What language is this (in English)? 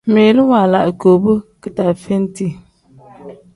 Tem